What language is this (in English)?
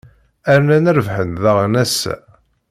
Kabyle